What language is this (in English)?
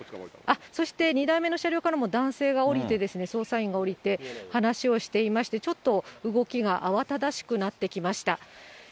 Japanese